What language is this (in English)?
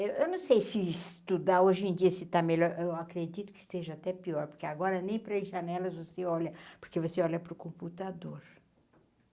Portuguese